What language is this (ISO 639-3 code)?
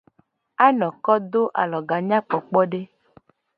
gej